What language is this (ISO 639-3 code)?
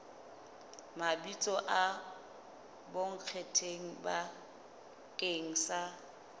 sot